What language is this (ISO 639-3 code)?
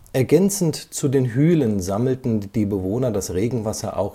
deu